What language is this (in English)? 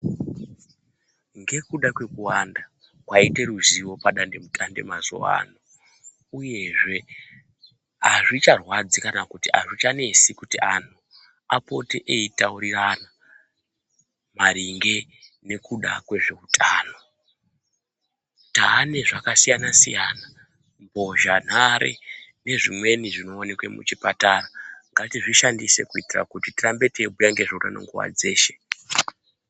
Ndau